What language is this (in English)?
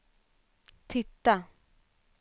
Swedish